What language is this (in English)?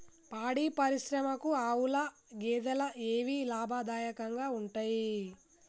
Telugu